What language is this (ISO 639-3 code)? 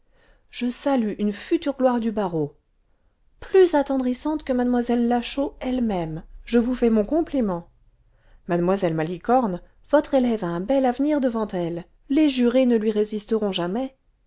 fra